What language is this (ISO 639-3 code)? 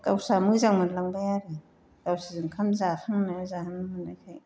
brx